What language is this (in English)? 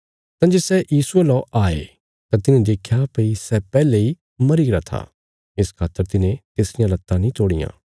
Bilaspuri